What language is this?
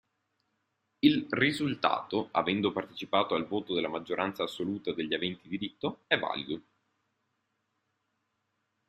Italian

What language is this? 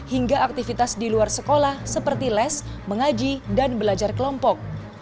Indonesian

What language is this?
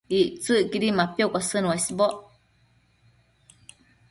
Matsés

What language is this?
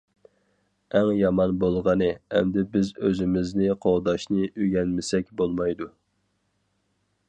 Uyghur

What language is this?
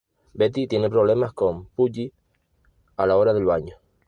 Spanish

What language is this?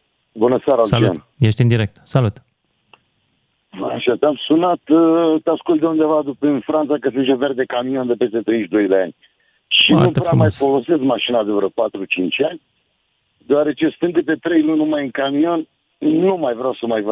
Romanian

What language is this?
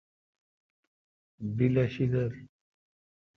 Kalkoti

